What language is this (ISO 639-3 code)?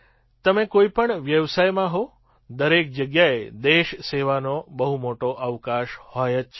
guj